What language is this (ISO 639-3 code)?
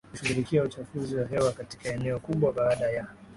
swa